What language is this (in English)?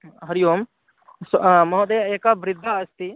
Sanskrit